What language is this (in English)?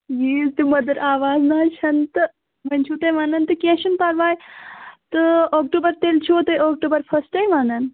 Kashmiri